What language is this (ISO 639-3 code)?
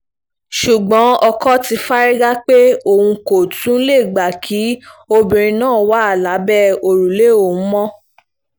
yor